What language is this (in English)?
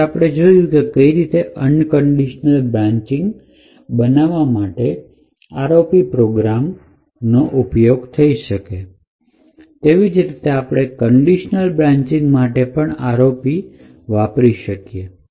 Gujarati